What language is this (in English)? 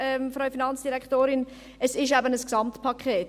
Swiss German